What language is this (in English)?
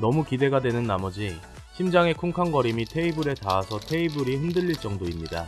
Korean